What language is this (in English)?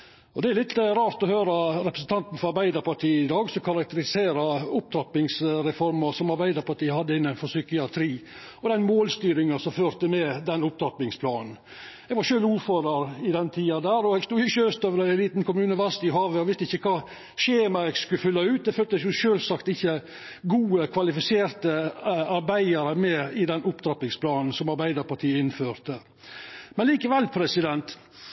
Norwegian Nynorsk